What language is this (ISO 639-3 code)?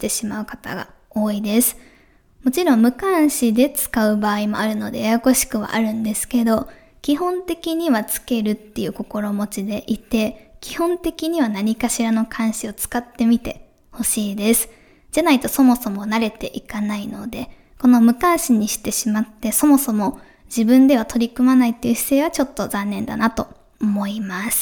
jpn